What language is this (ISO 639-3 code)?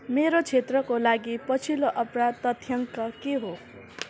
nep